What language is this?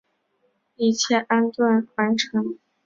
Chinese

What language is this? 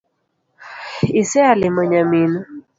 Luo (Kenya and Tanzania)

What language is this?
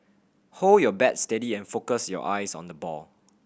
English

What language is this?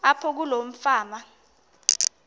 Xhosa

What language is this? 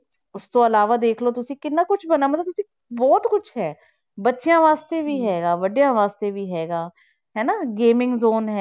Punjabi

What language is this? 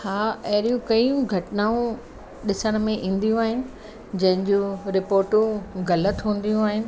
Sindhi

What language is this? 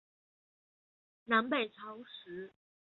Chinese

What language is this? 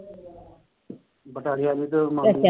Punjabi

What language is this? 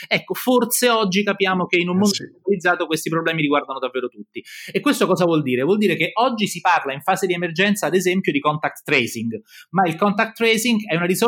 Italian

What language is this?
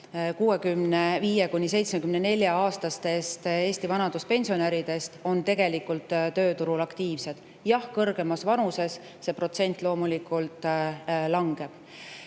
Estonian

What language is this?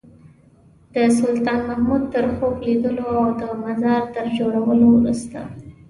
Pashto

